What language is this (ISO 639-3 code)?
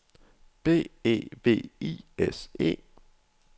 dan